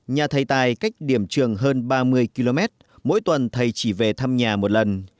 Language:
Vietnamese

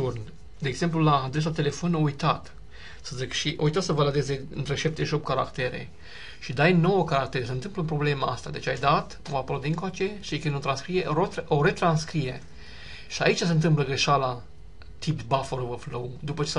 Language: Romanian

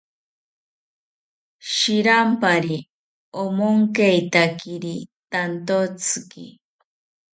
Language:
South Ucayali Ashéninka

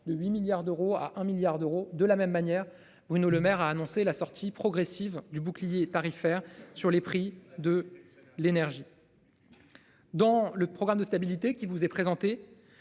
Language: French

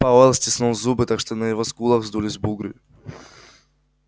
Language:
Russian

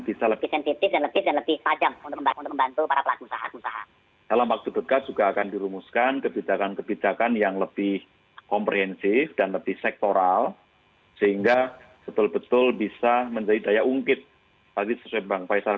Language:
Indonesian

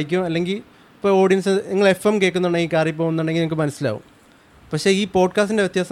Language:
Malayalam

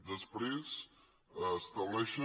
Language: Catalan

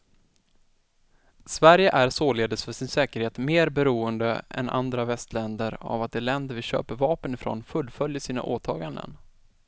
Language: Swedish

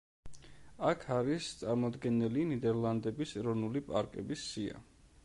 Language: Georgian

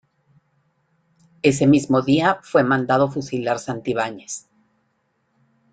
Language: Spanish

